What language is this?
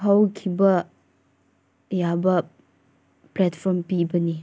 Manipuri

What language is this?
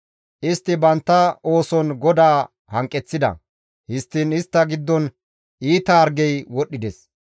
Gamo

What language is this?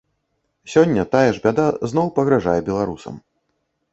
Belarusian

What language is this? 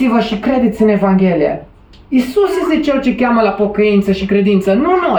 Romanian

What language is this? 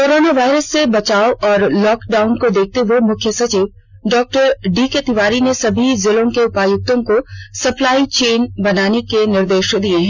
Hindi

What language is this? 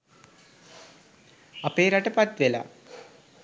Sinhala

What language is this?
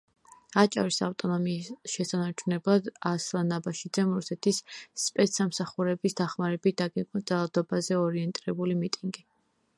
Georgian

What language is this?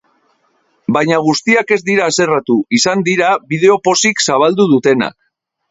Basque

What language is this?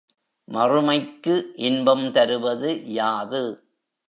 Tamil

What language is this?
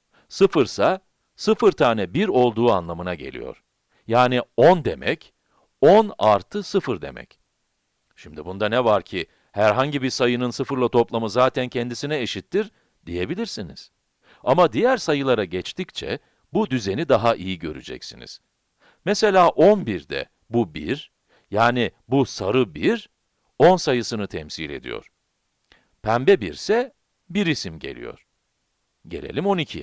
Turkish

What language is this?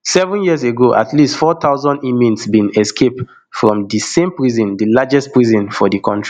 Nigerian Pidgin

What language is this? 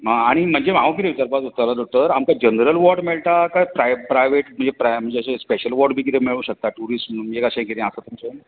Konkani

